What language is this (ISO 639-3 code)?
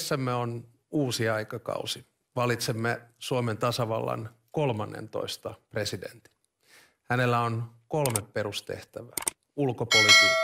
fin